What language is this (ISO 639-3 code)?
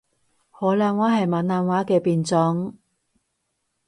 yue